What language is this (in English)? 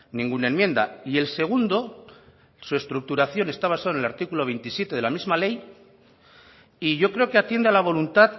Spanish